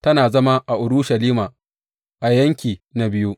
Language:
Hausa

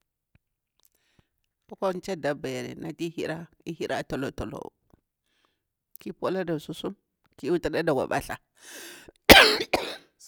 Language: Bura-Pabir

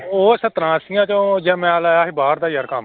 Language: Punjabi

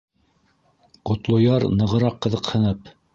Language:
Bashkir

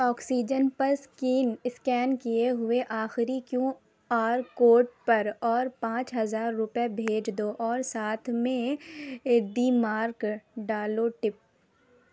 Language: Urdu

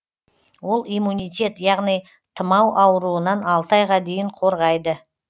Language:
Kazakh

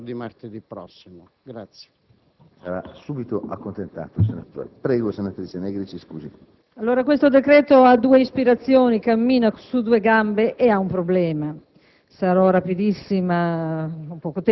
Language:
Italian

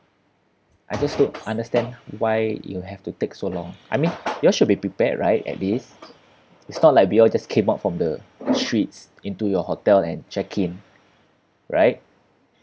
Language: English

